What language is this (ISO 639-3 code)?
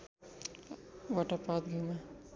nep